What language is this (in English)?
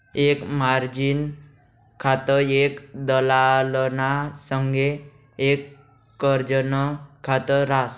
Marathi